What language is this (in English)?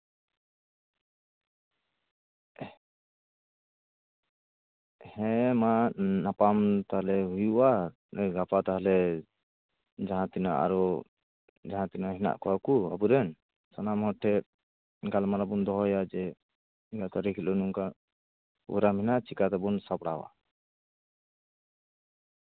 Santali